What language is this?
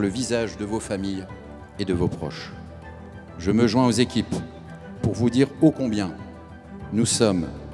French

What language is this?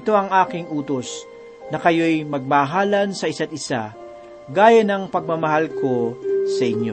Filipino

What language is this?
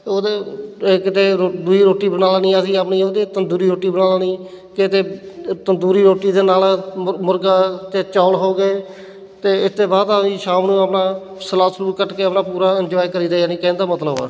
Punjabi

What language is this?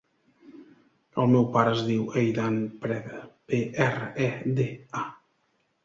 Catalan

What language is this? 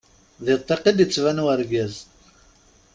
Kabyle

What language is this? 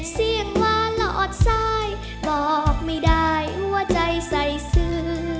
Thai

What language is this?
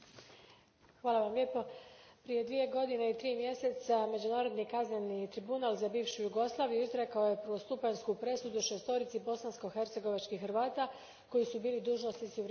Croatian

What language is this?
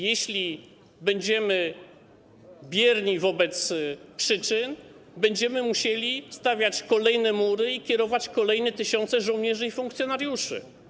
Polish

